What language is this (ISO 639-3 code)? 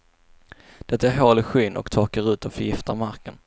swe